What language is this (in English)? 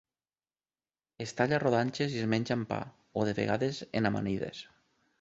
Catalan